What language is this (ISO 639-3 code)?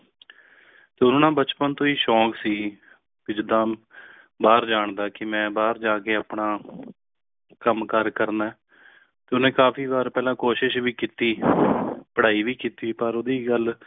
pan